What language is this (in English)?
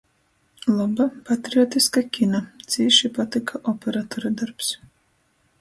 Latgalian